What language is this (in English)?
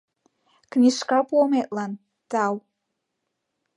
Mari